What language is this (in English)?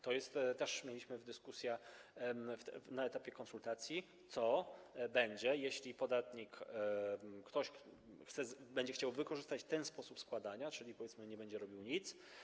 Polish